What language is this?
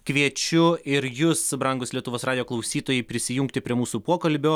Lithuanian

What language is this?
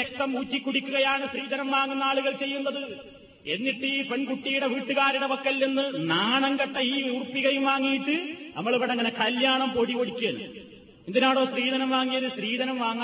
Malayalam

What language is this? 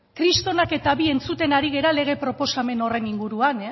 Basque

